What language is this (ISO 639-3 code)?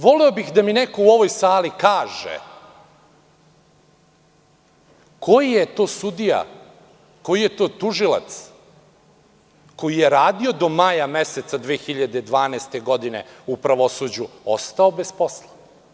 srp